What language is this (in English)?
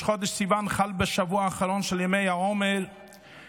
Hebrew